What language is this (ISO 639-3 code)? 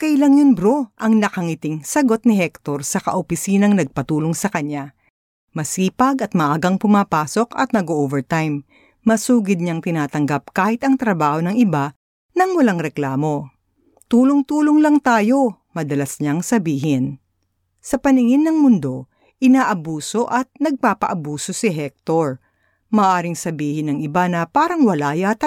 fil